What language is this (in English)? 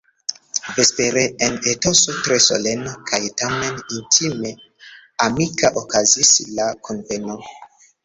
Esperanto